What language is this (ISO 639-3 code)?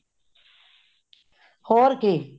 pan